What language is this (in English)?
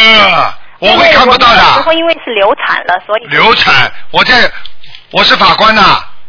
Chinese